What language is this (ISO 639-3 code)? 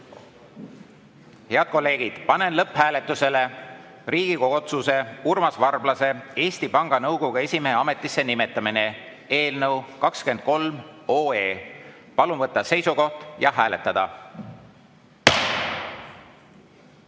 est